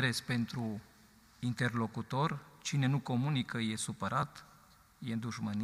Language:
Romanian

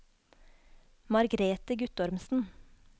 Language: Norwegian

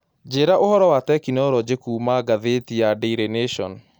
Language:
Kikuyu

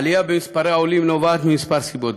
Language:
Hebrew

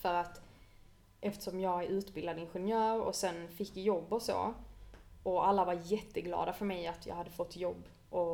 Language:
Swedish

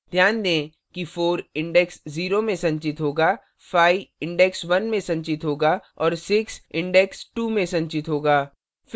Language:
Hindi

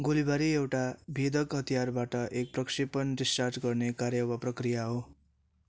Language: Nepali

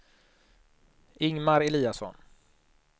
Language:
Swedish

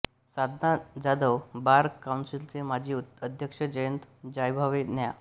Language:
Marathi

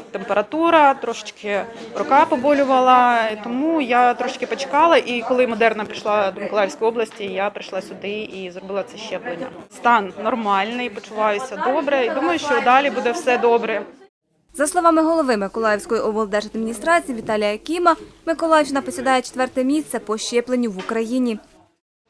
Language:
Ukrainian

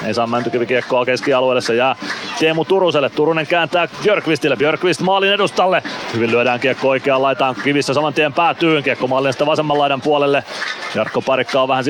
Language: Finnish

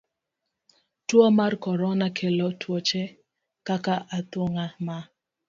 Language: Luo (Kenya and Tanzania)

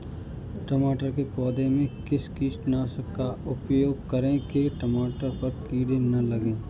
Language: Hindi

